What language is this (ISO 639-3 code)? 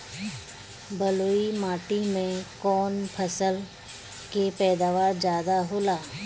bho